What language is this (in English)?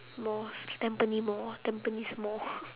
English